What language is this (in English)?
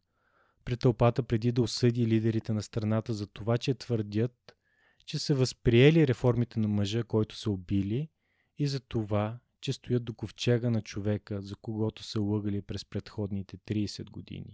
Bulgarian